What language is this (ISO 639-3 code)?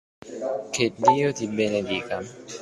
ita